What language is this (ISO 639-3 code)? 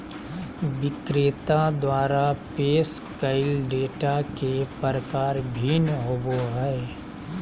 mag